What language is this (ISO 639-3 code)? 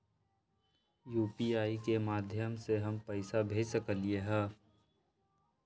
mag